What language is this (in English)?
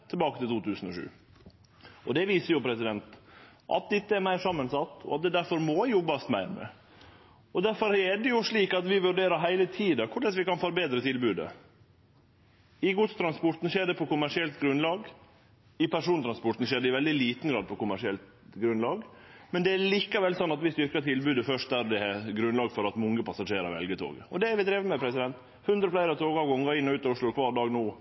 Norwegian Nynorsk